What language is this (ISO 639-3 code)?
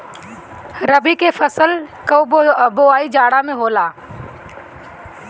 bho